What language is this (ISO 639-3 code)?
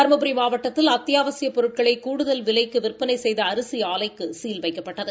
tam